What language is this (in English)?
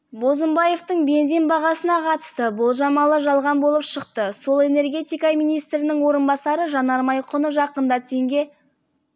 Kazakh